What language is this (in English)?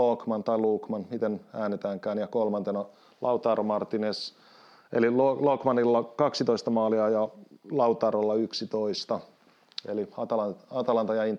Finnish